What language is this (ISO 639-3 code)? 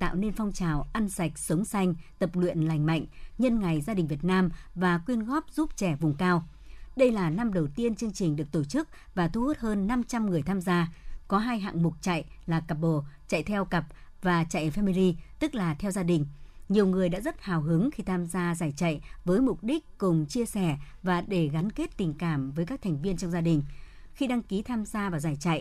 vie